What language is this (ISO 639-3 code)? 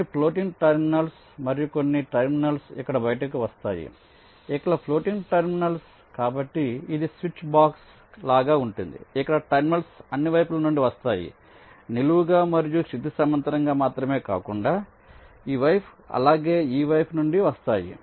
tel